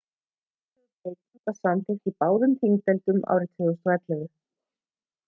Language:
Icelandic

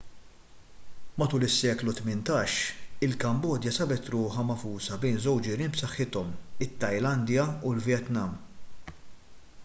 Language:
Maltese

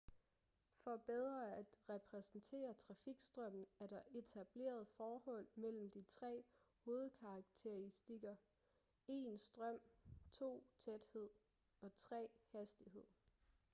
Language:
Danish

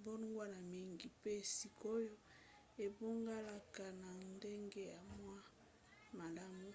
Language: Lingala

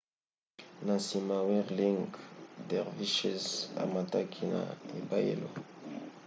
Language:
Lingala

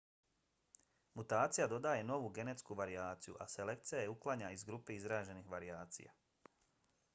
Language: Bosnian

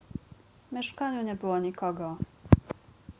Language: Polish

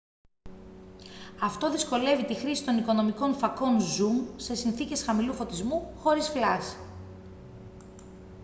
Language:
Greek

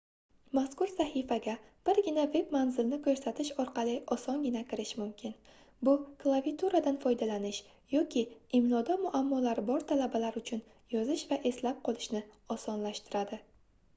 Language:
Uzbek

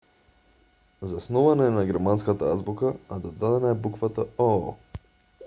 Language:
Macedonian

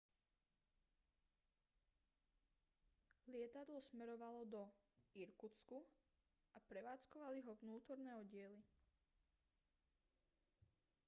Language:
Slovak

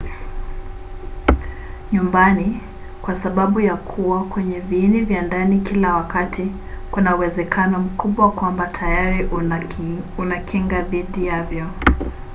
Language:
Swahili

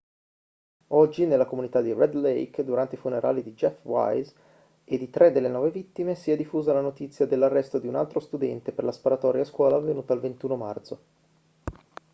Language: Italian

